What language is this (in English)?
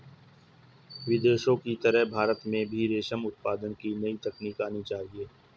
Hindi